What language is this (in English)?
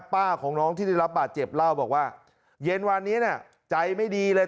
Thai